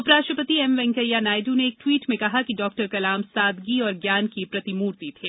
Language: Hindi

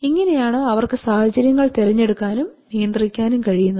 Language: Malayalam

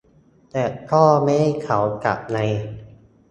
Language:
Thai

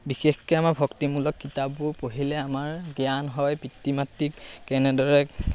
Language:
Assamese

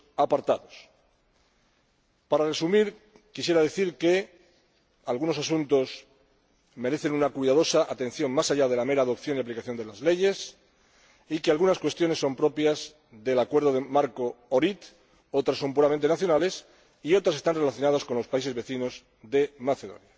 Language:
Spanish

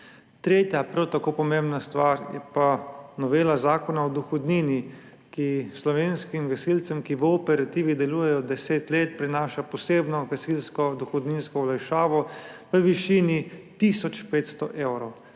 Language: Slovenian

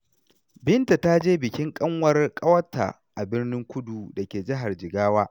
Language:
Hausa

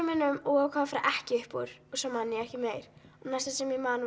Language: Icelandic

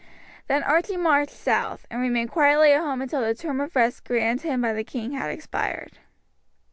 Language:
English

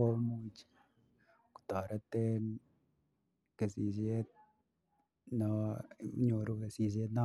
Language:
Kalenjin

